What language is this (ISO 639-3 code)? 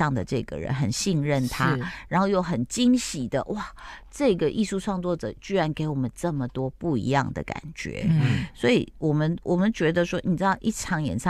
zho